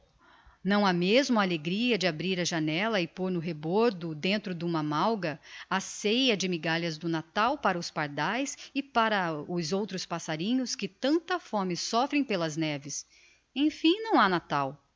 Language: Portuguese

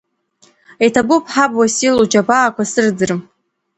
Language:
Abkhazian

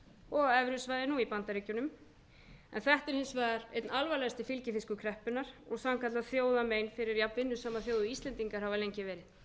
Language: Icelandic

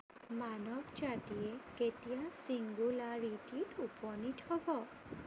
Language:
Assamese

